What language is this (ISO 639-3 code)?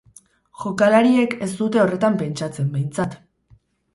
eus